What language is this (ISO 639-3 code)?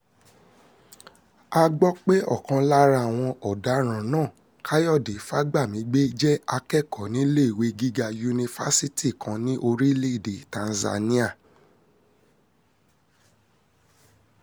yor